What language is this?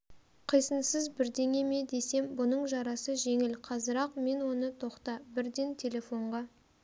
Kazakh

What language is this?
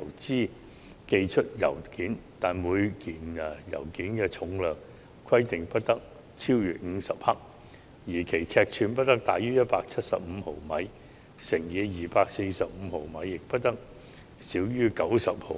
Cantonese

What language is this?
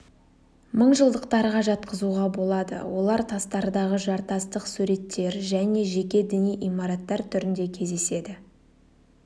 Kazakh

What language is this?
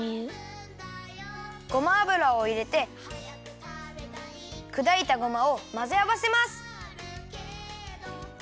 Japanese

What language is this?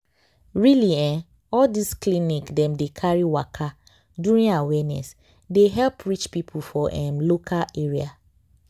Nigerian Pidgin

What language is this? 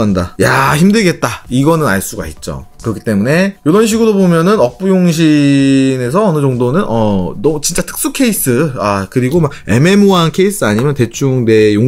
Korean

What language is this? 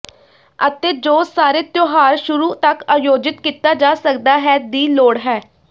Punjabi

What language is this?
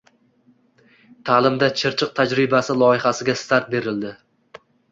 Uzbek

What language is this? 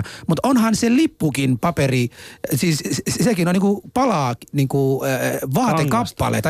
Finnish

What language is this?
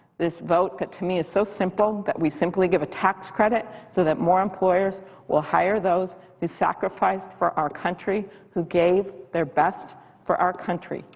English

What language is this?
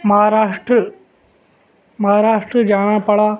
Urdu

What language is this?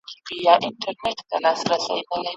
Pashto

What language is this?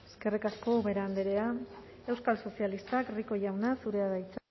Basque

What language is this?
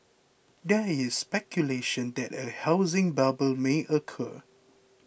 English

